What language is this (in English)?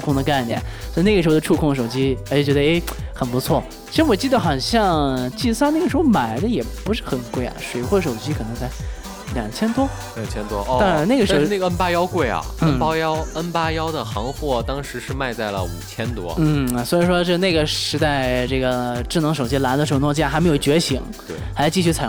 Chinese